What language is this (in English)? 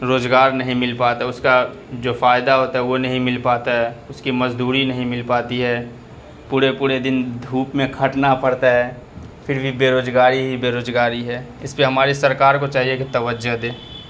Urdu